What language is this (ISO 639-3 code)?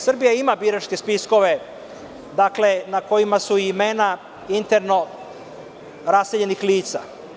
srp